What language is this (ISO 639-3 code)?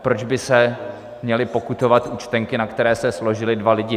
ces